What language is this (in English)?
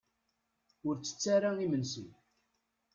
Kabyle